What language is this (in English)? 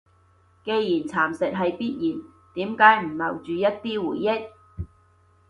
Cantonese